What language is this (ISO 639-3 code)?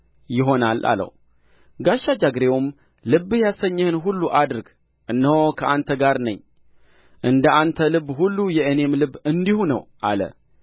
amh